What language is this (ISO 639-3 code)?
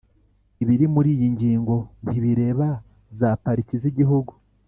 kin